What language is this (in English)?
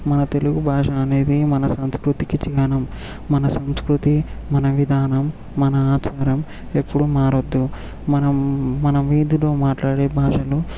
Telugu